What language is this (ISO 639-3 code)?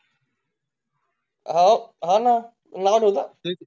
mar